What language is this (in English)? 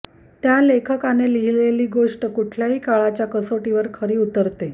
Marathi